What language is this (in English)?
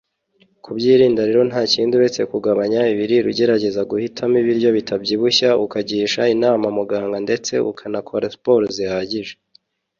Kinyarwanda